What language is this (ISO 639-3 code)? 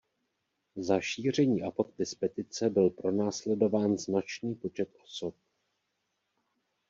ces